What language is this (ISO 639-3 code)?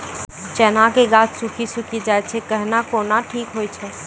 mai